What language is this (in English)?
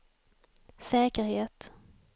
Swedish